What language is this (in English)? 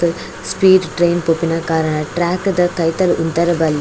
Tulu